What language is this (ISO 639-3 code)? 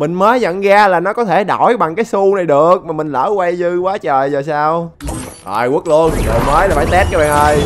vie